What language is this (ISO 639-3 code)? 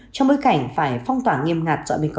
vie